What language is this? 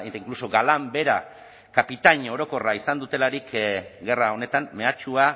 Basque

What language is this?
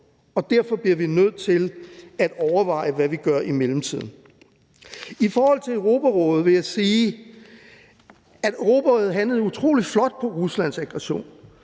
Danish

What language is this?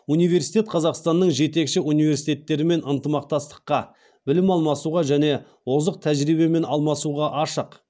Kazakh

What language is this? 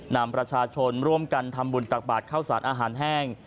Thai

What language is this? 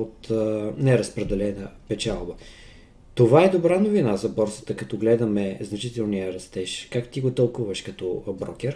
Bulgarian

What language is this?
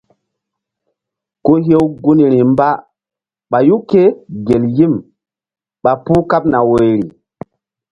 Mbum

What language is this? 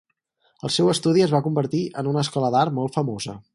Catalan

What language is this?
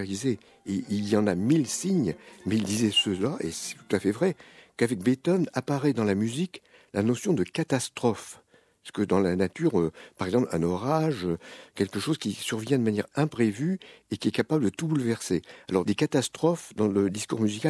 French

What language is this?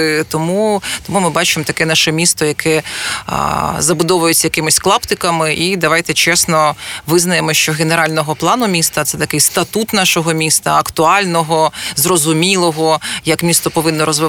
Ukrainian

